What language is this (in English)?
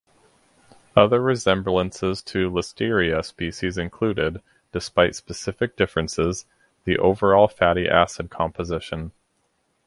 English